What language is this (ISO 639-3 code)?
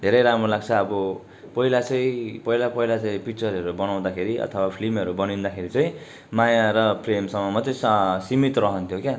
nep